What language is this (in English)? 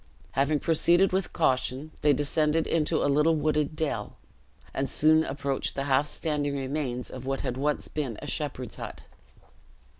English